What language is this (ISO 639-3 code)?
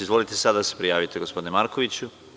srp